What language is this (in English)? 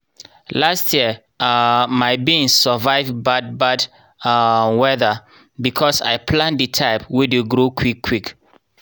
Nigerian Pidgin